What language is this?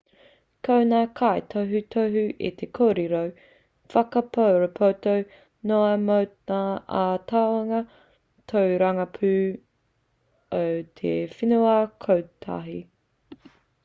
Māori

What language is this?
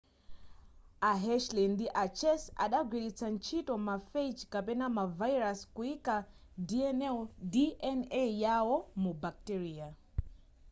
Nyanja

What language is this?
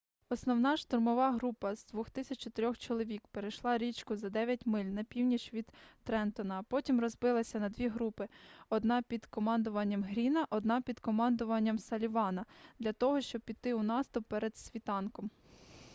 Ukrainian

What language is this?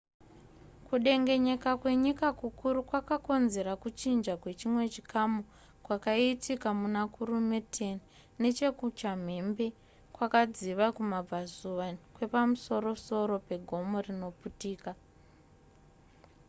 Shona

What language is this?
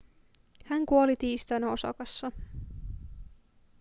Finnish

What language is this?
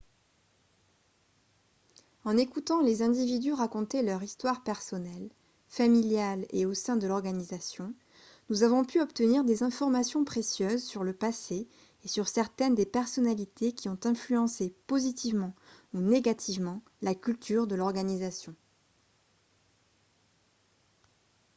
French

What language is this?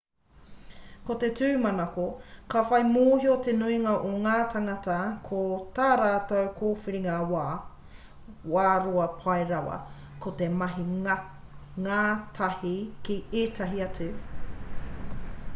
Māori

